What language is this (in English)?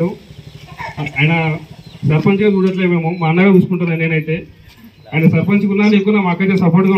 Telugu